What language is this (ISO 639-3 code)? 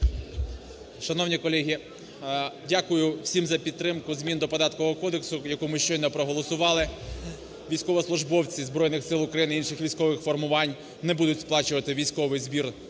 ukr